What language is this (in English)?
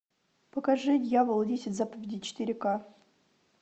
Russian